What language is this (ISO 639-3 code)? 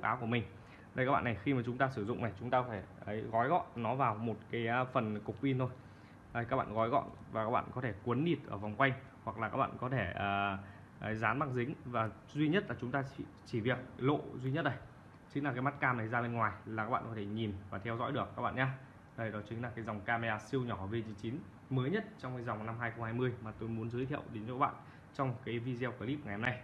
vie